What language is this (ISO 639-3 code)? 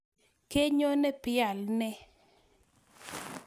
kln